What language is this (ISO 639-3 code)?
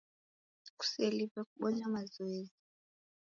dav